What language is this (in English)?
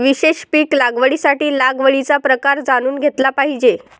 Marathi